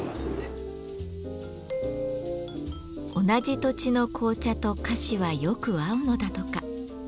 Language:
Japanese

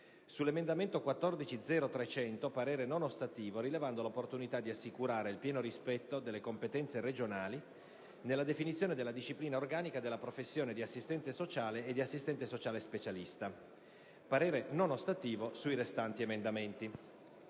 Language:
Italian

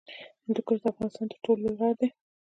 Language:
Pashto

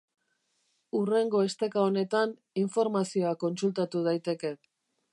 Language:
Basque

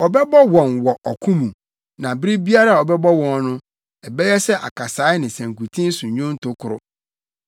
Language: Akan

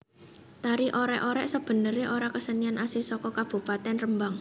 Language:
Javanese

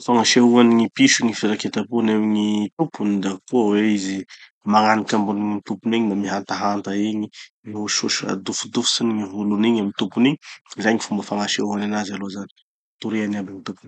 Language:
Tanosy Malagasy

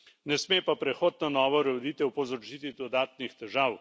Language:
Slovenian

